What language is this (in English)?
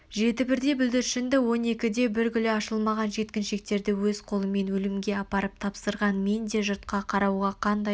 Kazakh